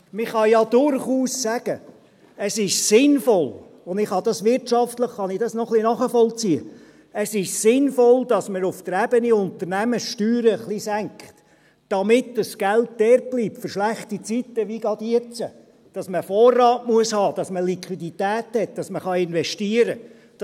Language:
Swiss German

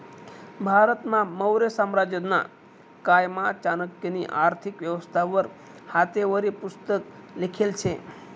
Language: Marathi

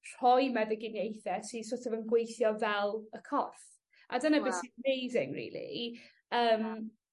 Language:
Welsh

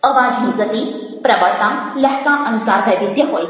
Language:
Gujarati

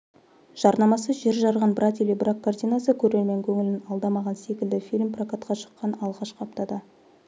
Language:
Kazakh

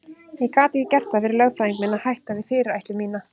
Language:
Icelandic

